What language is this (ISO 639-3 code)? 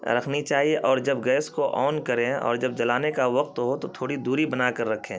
urd